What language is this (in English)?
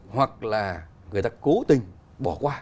Vietnamese